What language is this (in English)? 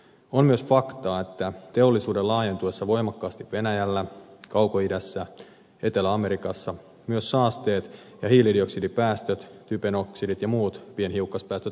Finnish